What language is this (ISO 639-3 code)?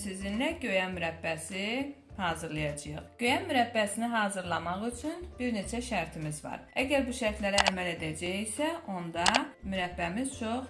tur